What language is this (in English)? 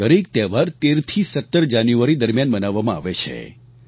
Gujarati